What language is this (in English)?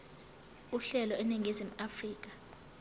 Zulu